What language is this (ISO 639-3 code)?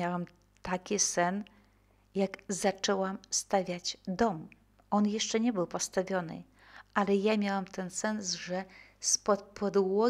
pol